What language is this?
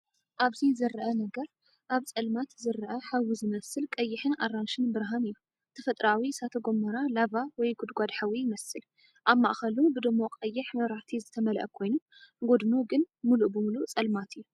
Tigrinya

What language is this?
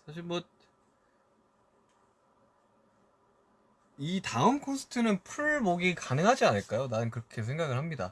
Korean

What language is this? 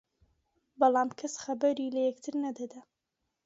Central Kurdish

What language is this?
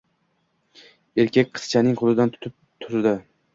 Uzbek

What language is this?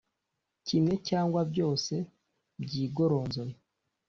Kinyarwanda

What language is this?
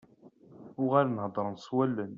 Kabyle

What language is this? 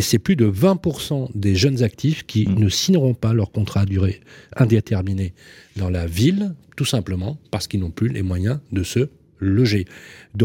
French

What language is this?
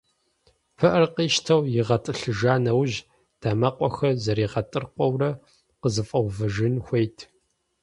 Kabardian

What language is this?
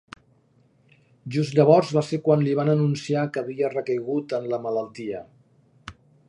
Catalan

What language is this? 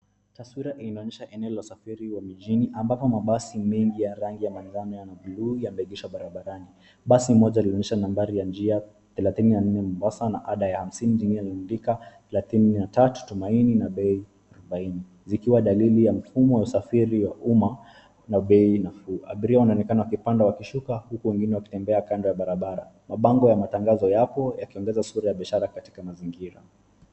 Swahili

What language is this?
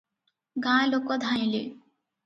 Odia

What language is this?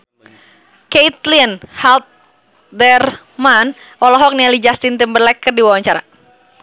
Sundanese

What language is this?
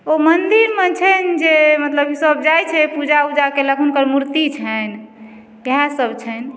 Maithili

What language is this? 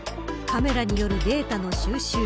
Japanese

